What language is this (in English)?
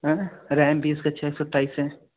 Hindi